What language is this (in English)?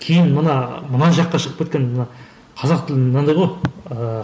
Kazakh